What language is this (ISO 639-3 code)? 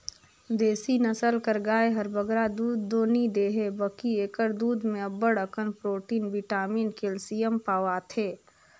hne